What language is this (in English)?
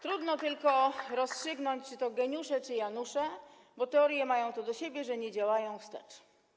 Polish